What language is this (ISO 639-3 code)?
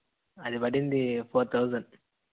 tel